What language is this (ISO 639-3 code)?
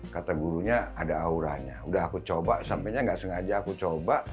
ind